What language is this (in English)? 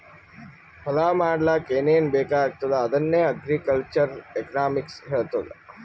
Kannada